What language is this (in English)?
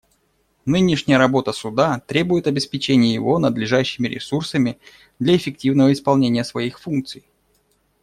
Russian